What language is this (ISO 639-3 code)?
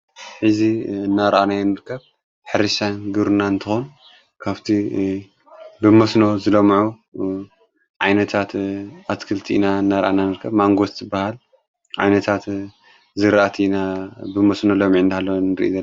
tir